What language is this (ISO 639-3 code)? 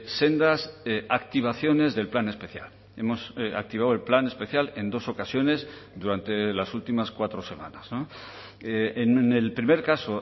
spa